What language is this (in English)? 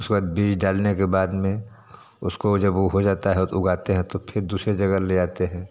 Hindi